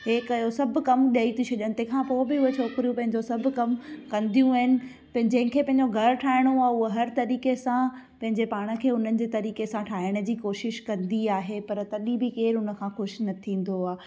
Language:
Sindhi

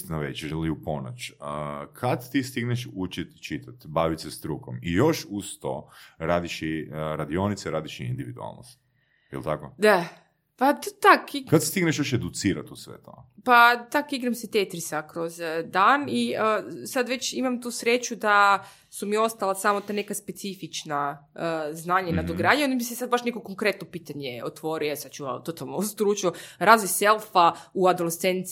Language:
Croatian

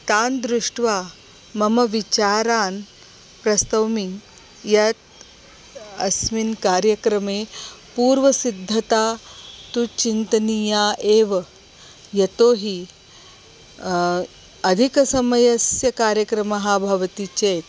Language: Sanskrit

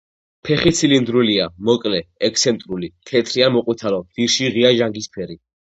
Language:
Georgian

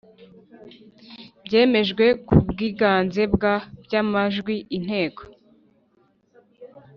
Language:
Kinyarwanda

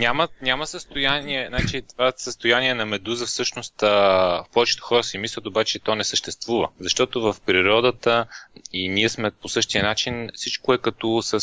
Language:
Bulgarian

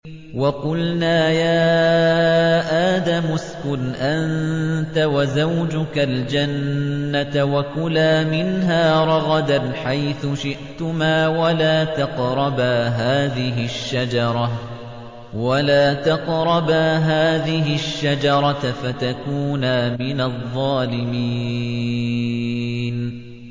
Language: Arabic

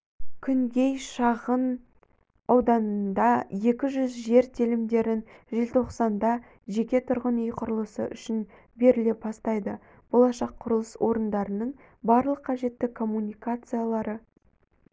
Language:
Kazakh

